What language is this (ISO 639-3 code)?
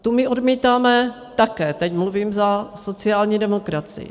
ces